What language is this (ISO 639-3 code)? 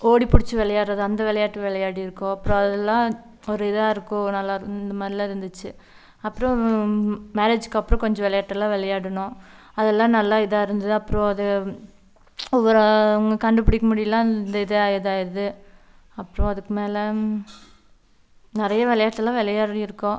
tam